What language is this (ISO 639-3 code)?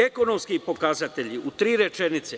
srp